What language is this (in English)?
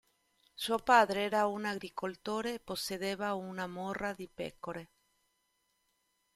Italian